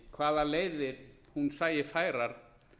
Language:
Icelandic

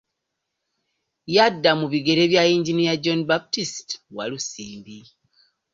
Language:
Ganda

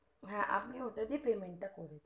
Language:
Bangla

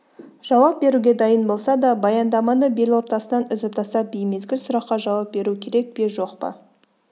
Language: Kazakh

